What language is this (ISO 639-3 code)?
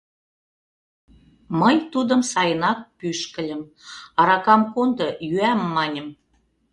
chm